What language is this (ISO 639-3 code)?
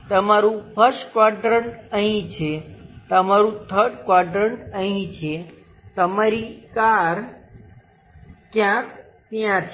guj